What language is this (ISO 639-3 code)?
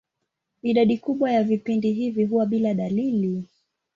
swa